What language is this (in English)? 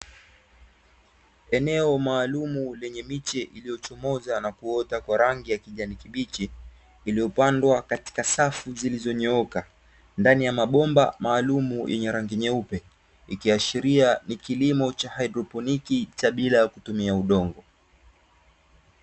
Swahili